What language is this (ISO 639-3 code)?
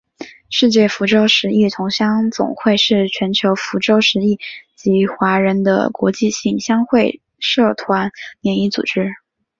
zho